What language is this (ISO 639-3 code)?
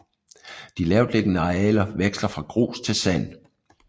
dan